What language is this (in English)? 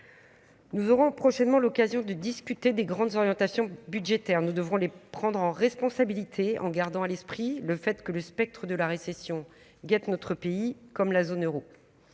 French